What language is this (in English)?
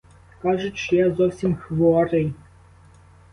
Ukrainian